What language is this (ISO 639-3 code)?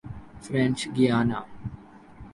urd